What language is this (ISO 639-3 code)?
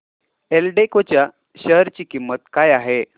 mar